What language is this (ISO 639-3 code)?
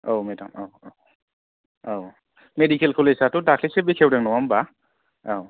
brx